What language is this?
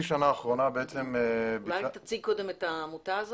Hebrew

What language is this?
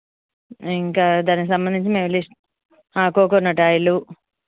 Telugu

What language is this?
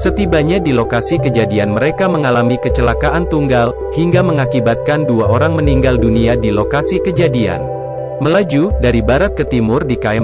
Indonesian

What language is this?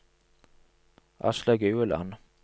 Norwegian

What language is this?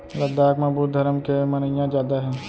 Chhattisgarhi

